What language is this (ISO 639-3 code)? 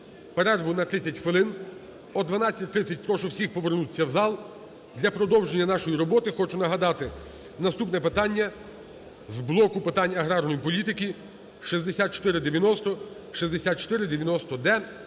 ukr